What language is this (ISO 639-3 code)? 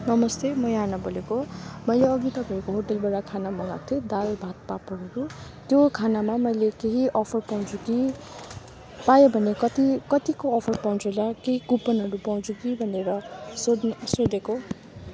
nep